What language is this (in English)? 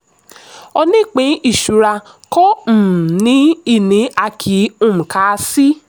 Yoruba